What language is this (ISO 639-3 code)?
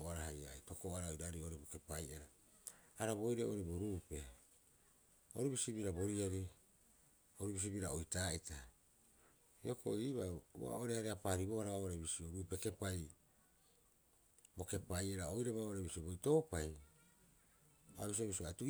kyx